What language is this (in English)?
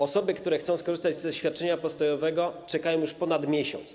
Polish